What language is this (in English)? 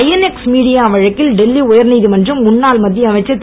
Tamil